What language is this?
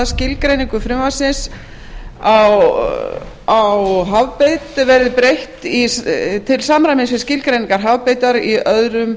Icelandic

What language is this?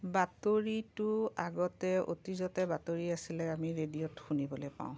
Assamese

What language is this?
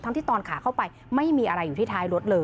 Thai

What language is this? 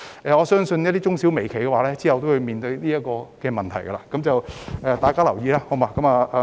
Cantonese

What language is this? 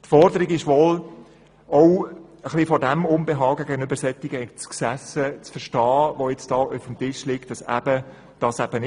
Swiss German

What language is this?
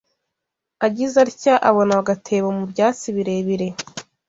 Kinyarwanda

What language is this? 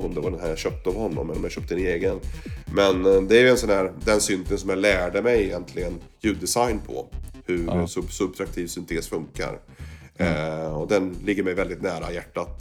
Swedish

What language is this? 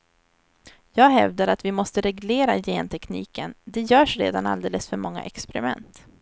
Swedish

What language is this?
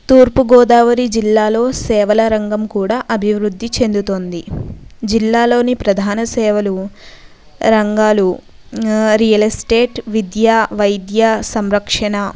Telugu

